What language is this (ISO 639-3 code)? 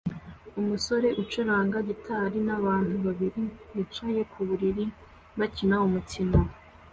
kin